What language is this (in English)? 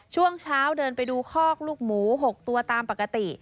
Thai